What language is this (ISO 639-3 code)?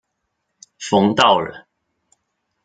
zho